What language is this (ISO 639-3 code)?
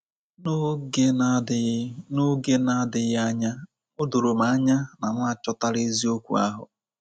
ibo